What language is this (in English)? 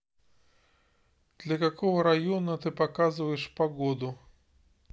Russian